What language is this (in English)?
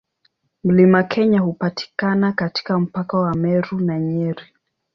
Swahili